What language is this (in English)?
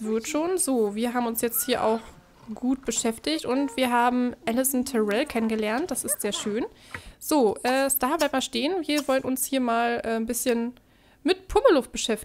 German